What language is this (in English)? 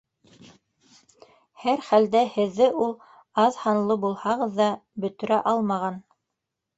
Bashkir